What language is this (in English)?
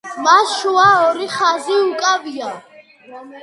Georgian